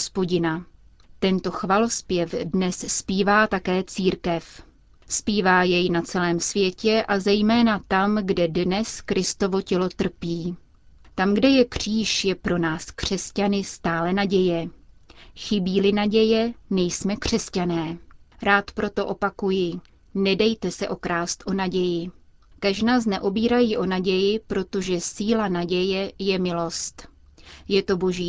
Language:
Czech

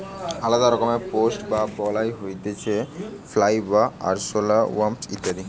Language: Bangla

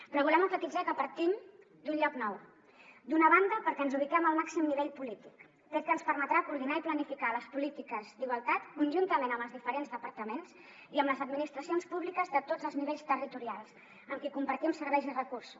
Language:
Catalan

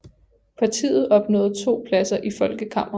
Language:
Danish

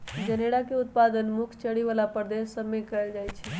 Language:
Magahi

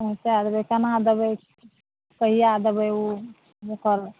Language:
Maithili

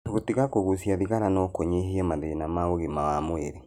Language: Kikuyu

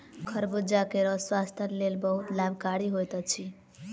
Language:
Maithili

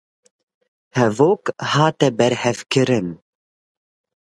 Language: Kurdish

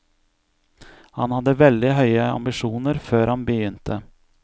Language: Norwegian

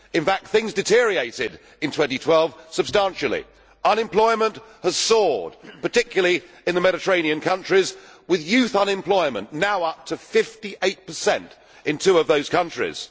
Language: English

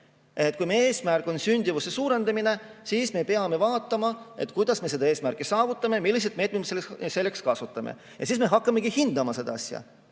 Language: Estonian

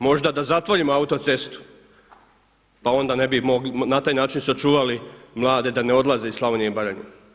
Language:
Croatian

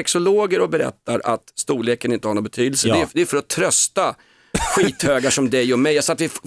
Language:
Swedish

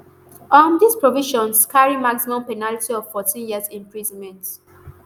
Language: Nigerian Pidgin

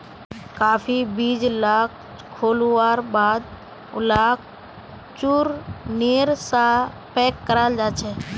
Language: Magahi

